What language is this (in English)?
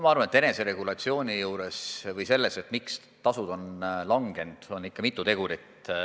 Estonian